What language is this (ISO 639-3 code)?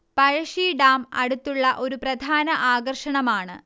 mal